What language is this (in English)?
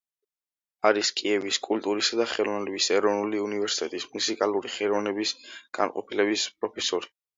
Georgian